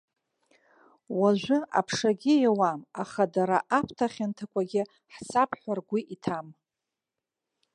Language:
Abkhazian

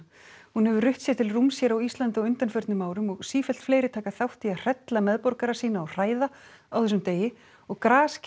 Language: Icelandic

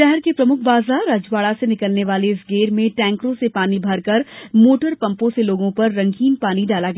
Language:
Hindi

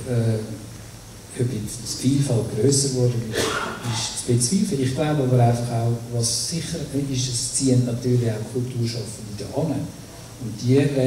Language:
German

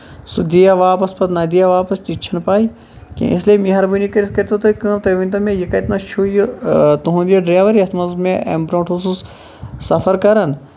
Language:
Kashmiri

